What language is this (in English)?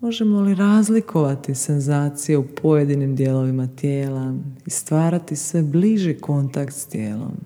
Croatian